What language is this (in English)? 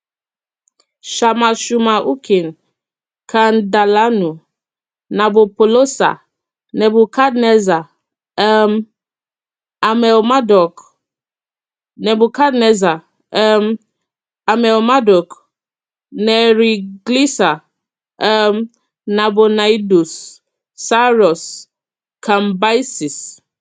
Igbo